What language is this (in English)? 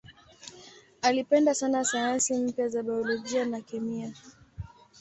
Swahili